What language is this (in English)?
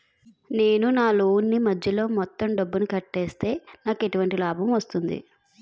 Telugu